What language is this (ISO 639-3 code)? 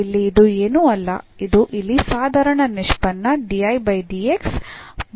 kan